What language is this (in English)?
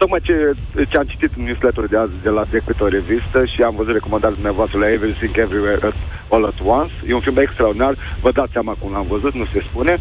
Romanian